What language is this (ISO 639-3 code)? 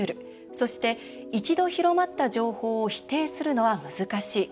jpn